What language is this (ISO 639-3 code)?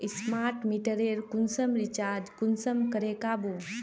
mag